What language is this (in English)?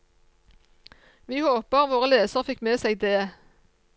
Norwegian